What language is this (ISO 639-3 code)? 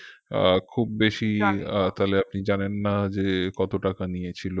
ben